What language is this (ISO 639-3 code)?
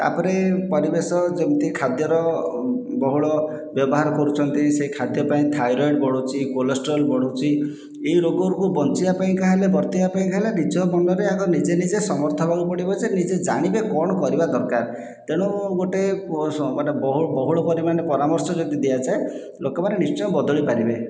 ori